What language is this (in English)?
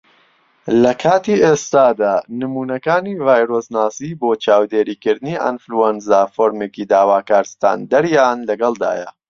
Central Kurdish